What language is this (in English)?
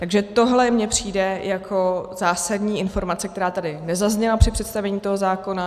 Czech